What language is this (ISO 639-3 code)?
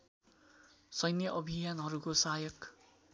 nep